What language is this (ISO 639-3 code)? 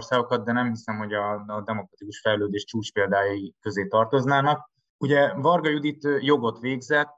hun